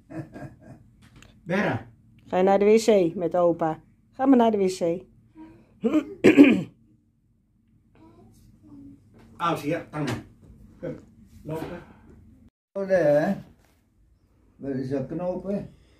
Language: Dutch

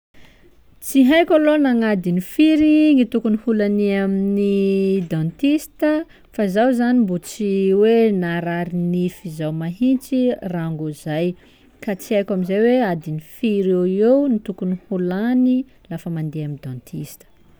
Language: Sakalava Malagasy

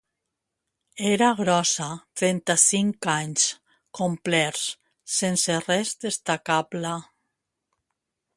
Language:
Catalan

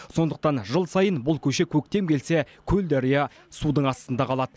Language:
Kazakh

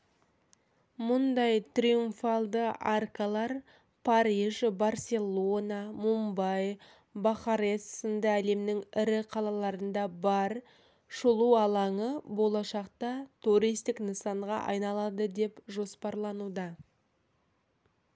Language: Kazakh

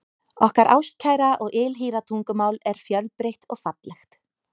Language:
Icelandic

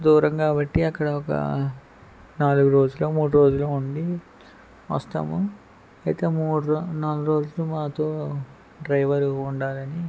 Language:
Telugu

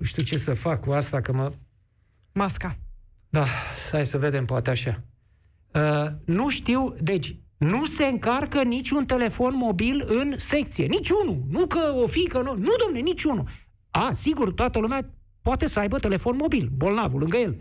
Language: Romanian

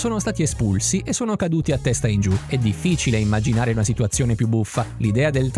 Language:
Italian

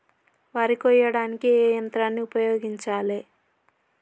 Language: Telugu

